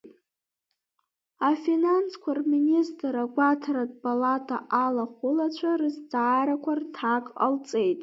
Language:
Abkhazian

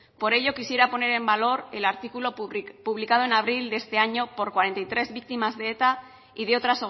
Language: Spanish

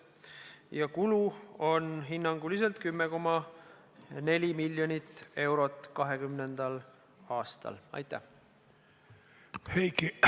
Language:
Estonian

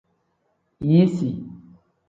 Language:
Tem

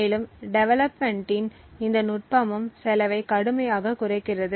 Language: Tamil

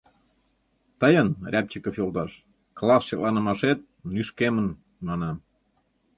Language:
Mari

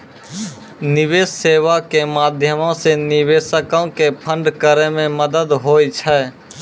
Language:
Maithili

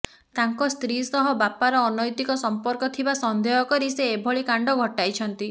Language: Odia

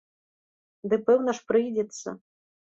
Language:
Belarusian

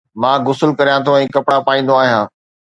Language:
Sindhi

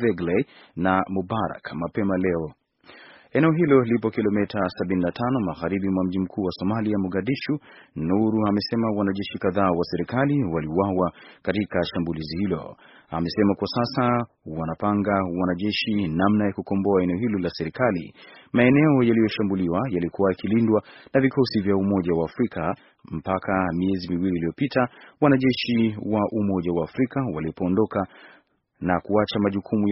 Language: Swahili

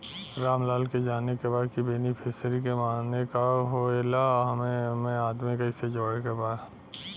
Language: Bhojpuri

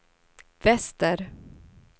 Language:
Swedish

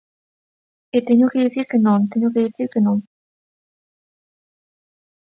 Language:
Galician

